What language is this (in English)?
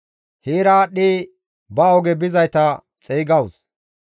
Gamo